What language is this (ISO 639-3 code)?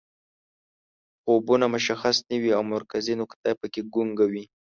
pus